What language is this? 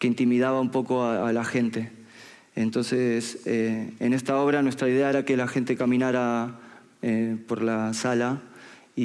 Spanish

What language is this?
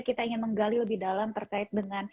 Indonesian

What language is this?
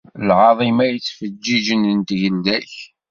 Kabyle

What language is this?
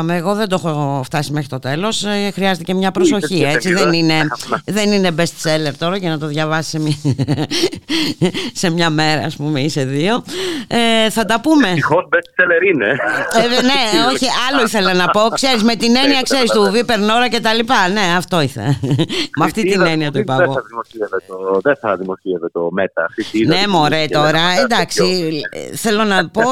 Greek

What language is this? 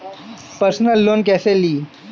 Bhojpuri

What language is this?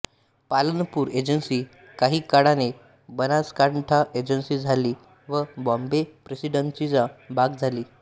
Marathi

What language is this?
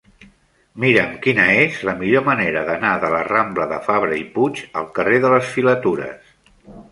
Catalan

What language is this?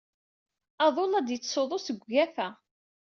Kabyle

